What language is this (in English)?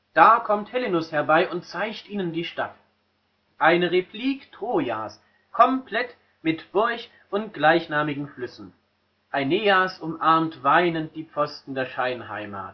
German